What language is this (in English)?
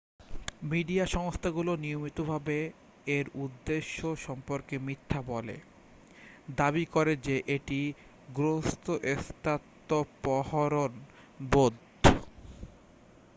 Bangla